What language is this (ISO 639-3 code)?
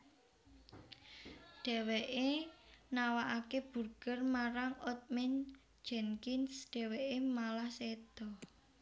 jav